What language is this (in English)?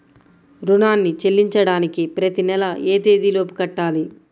Telugu